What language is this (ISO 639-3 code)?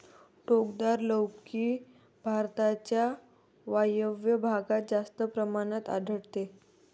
mar